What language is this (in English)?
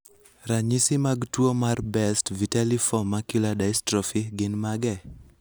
Luo (Kenya and Tanzania)